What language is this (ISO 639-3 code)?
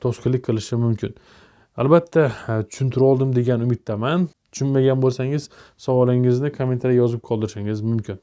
tur